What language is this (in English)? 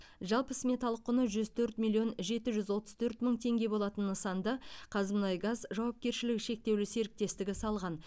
Kazakh